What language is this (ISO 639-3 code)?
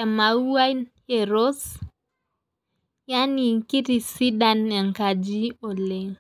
mas